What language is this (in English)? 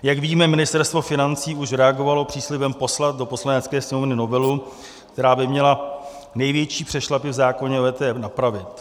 Czech